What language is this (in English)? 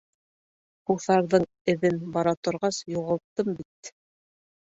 Bashkir